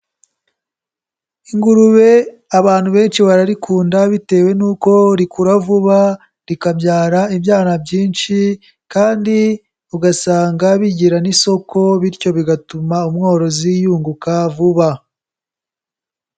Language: Kinyarwanda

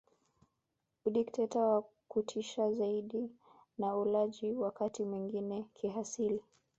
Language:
Swahili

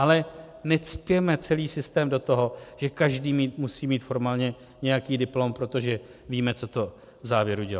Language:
Czech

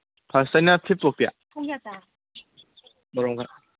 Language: Manipuri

